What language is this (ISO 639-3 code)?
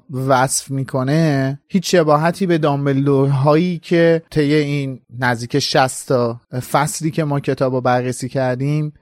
fas